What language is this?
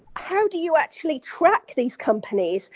English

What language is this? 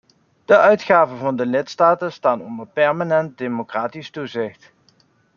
Dutch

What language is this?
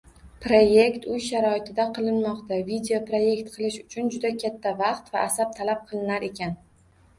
Uzbek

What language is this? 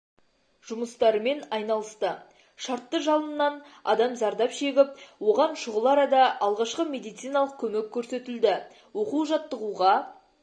Kazakh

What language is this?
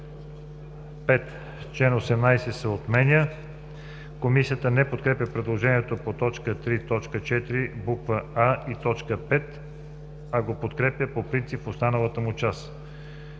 Bulgarian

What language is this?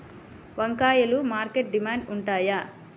Telugu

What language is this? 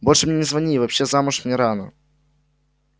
Russian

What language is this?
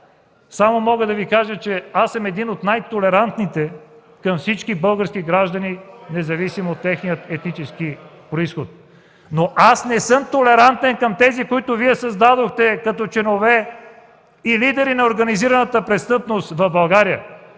Bulgarian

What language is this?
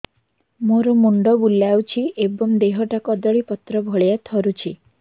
Odia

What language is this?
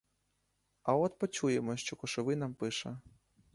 Ukrainian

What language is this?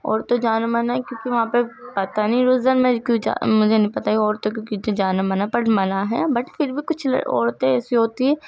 Urdu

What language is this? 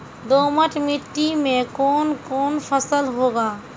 Maithili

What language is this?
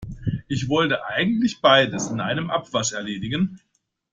German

